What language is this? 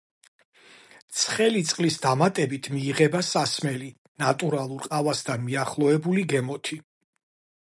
Georgian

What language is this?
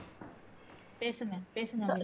Tamil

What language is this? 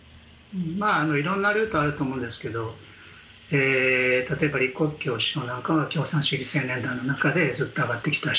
Japanese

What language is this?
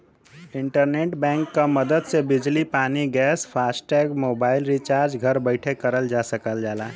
Bhojpuri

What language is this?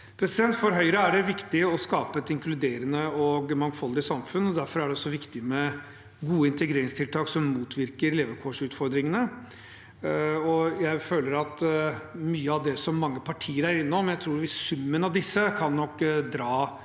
Norwegian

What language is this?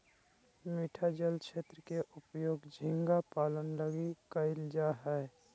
Magahi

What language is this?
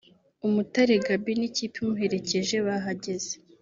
Kinyarwanda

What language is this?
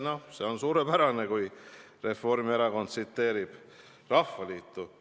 Estonian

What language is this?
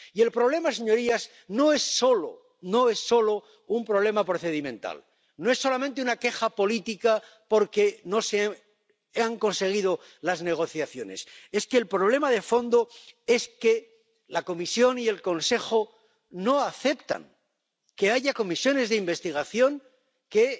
Spanish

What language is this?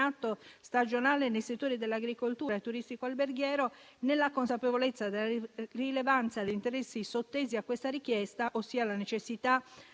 Italian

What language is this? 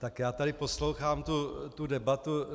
Czech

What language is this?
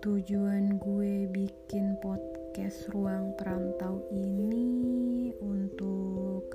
Indonesian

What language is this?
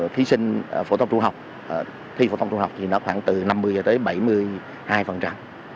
Vietnamese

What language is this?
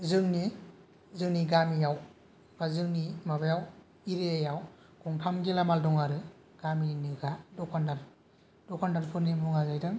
Bodo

